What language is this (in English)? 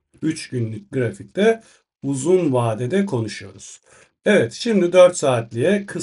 Turkish